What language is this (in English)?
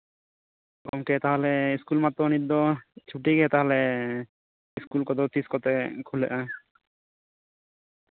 Santali